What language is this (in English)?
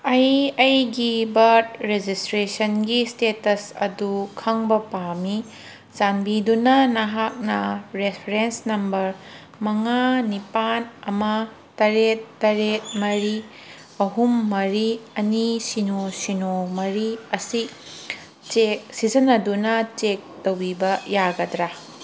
Manipuri